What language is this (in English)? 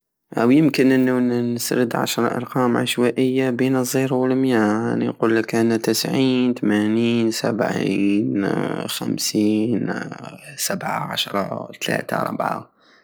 Algerian Saharan Arabic